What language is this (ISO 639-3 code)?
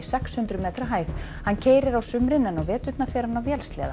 isl